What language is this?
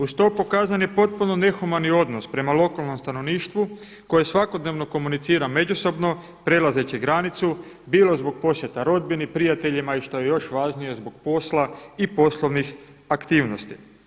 Croatian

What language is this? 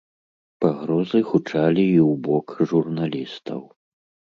Belarusian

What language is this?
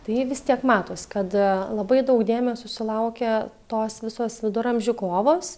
Lithuanian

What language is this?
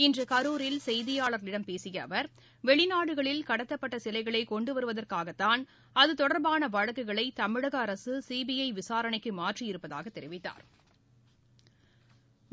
Tamil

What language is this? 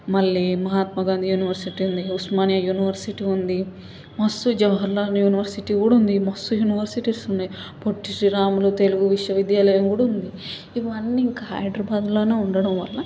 Telugu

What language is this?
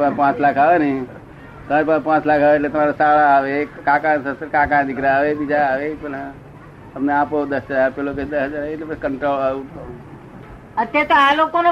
Gujarati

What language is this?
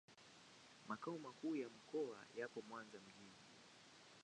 Swahili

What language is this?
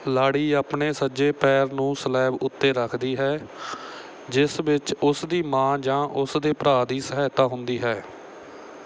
Punjabi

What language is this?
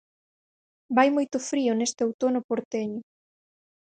Galician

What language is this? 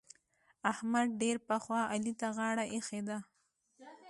Pashto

